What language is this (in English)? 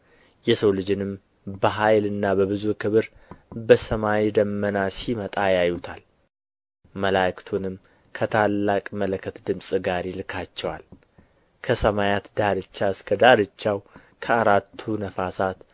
Amharic